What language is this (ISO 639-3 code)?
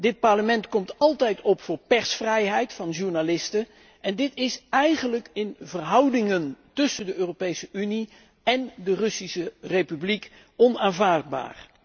nld